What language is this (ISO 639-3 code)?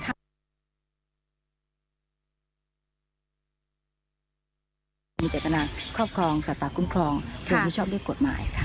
tha